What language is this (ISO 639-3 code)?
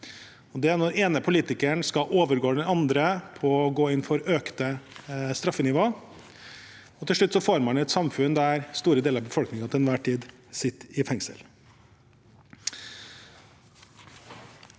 nor